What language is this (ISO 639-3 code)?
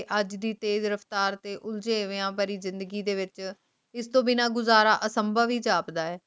pan